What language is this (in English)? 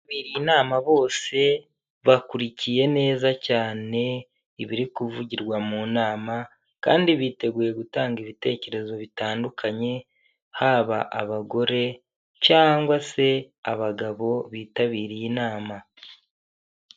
Kinyarwanda